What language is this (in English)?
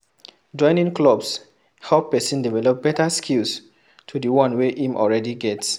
Nigerian Pidgin